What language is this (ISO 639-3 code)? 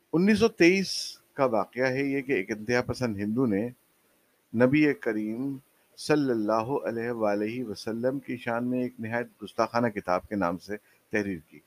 urd